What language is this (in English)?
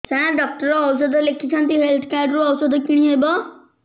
Odia